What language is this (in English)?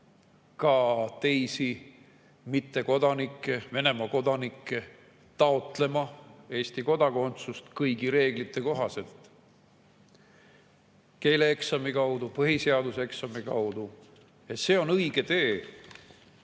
Estonian